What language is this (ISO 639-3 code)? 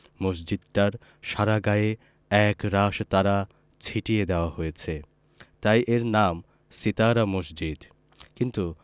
ben